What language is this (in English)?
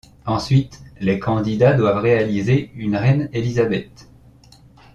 French